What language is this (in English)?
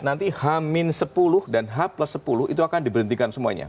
Indonesian